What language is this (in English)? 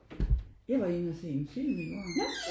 Danish